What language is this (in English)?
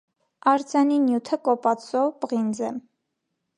Armenian